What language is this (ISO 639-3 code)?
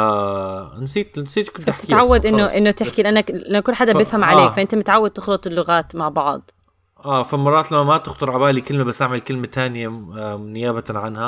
ara